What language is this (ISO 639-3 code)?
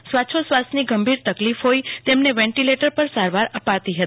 guj